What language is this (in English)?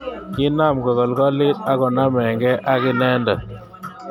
Kalenjin